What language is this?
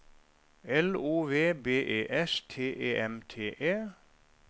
Norwegian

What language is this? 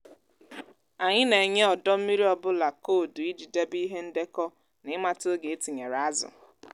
Igbo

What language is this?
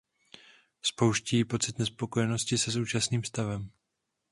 Czech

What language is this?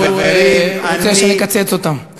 Hebrew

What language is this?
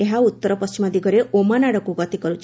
Odia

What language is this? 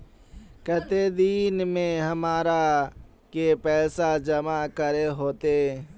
Magahi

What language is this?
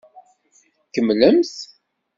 Kabyle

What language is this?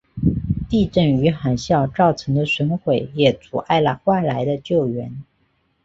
Chinese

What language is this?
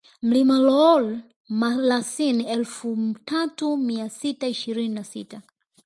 Swahili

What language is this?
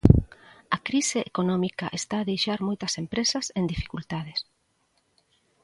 Galician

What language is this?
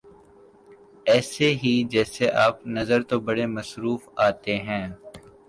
Urdu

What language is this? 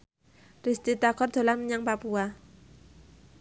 Javanese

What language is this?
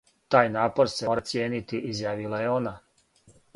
Serbian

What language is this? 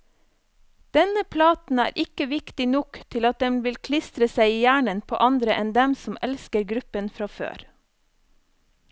Norwegian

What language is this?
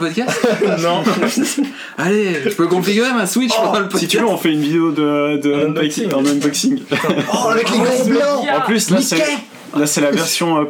French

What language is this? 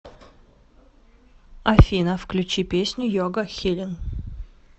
Russian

